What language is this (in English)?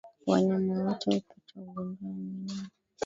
Swahili